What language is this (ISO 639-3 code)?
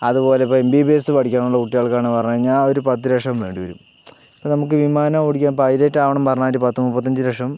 mal